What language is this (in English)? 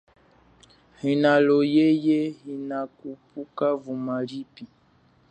Chokwe